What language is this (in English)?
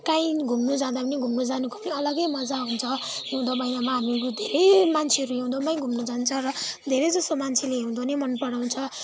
Nepali